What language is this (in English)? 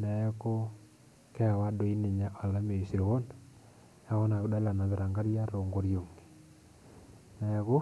Masai